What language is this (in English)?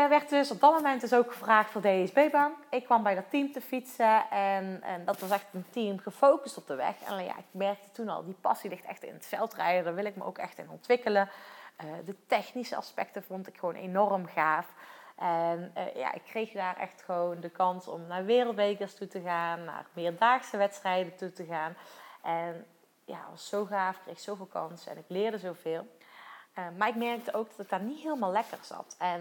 Dutch